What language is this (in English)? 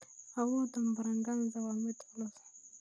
Somali